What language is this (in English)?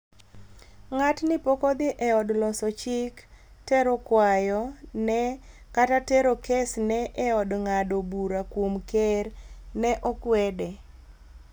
Luo (Kenya and Tanzania)